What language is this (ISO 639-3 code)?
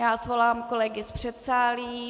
ces